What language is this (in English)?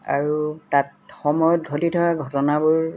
Assamese